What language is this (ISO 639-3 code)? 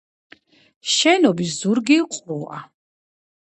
kat